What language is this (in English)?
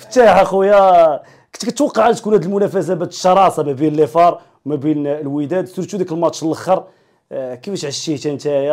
Arabic